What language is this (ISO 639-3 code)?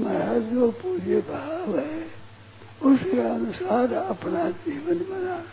hin